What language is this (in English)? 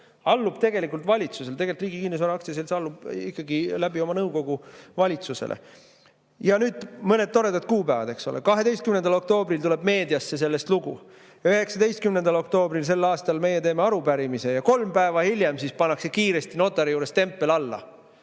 Estonian